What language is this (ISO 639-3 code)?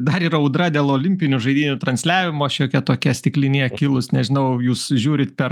lit